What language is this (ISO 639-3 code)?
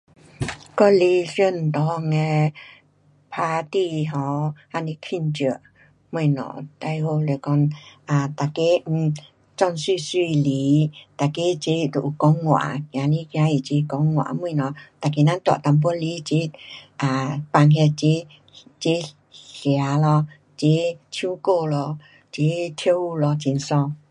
cpx